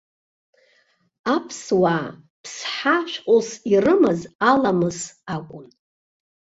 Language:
Abkhazian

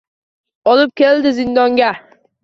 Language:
Uzbek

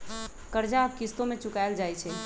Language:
Magahi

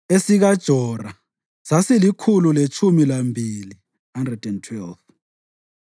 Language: North Ndebele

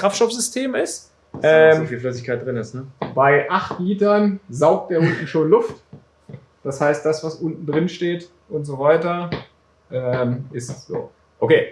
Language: German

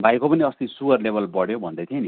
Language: Nepali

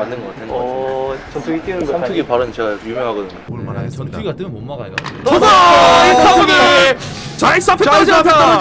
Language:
Korean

